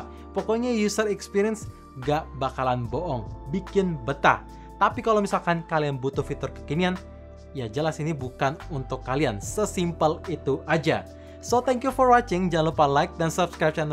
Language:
Indonesian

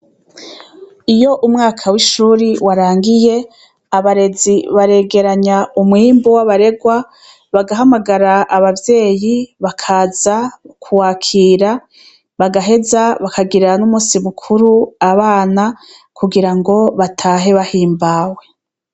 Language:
Rundi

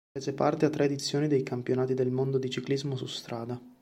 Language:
Italian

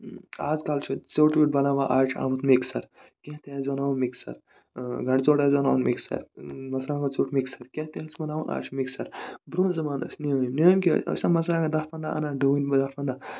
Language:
Kashmiri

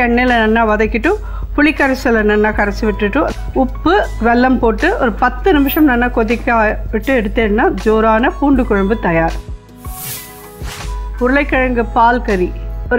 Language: Tamil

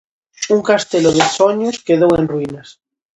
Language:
Galician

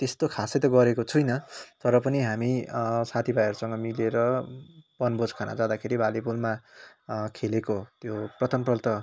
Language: Nepali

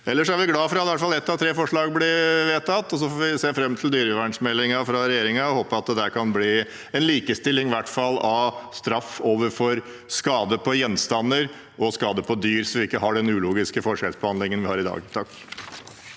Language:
Norwegian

